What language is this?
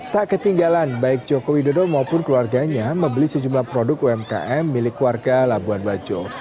Indonesian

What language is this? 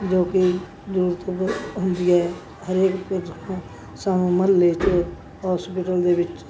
Punjabi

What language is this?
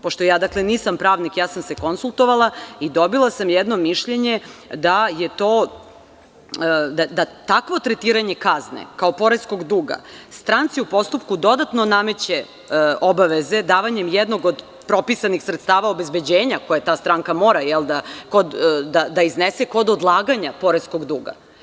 Serbian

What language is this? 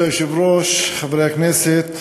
Hebrew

